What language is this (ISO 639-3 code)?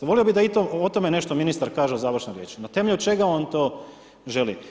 hrv